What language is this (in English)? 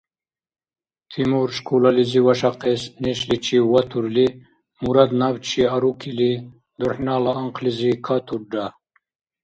Dargwa